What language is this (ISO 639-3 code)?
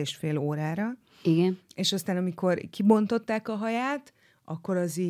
hun